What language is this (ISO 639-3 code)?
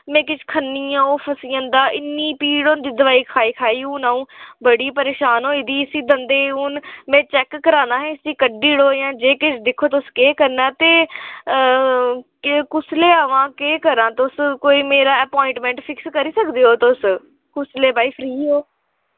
doi